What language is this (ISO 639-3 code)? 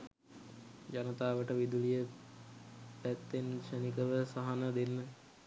sin